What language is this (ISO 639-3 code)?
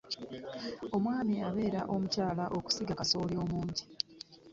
lug